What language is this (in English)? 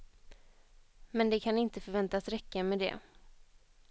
Swedish